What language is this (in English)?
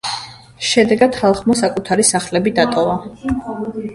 Georgian